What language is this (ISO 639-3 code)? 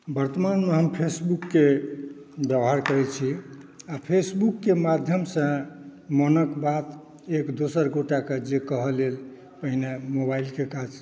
mai